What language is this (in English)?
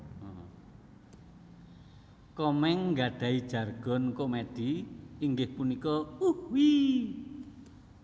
Javanese